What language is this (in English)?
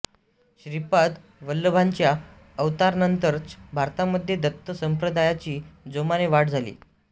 Marathi